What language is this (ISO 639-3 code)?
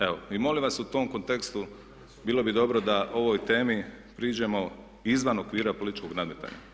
hrv